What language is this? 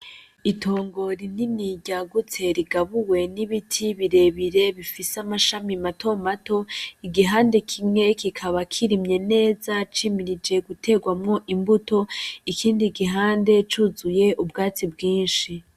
Rundi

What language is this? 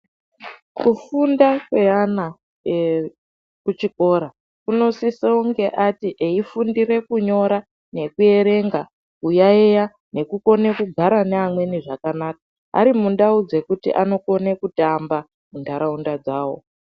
Ndau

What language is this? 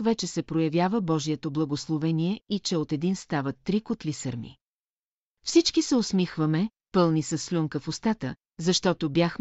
Bulgarian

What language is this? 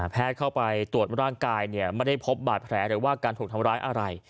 Thai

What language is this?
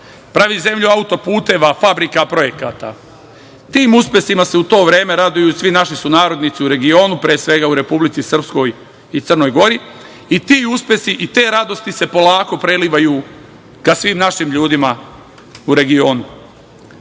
Serbian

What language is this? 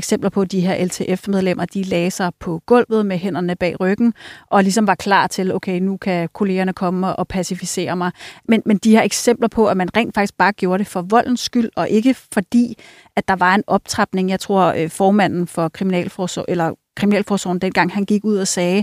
Danish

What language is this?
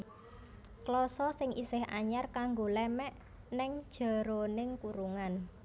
Javanese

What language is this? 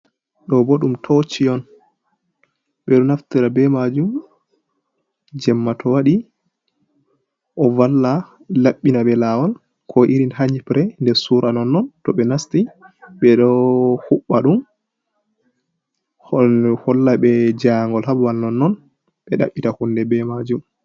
Fula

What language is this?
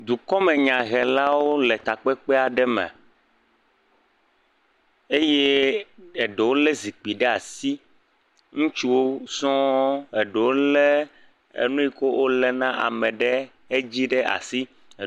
Ewe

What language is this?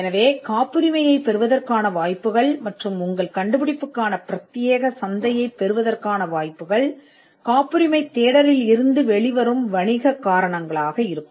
Tamil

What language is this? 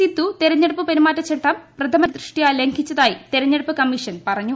Malayalam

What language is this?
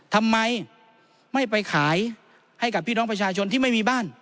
Thai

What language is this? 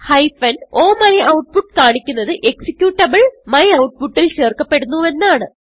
Malayalam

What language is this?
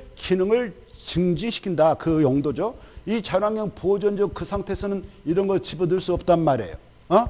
Korean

